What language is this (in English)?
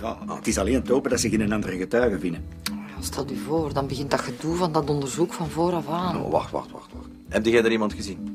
Dutch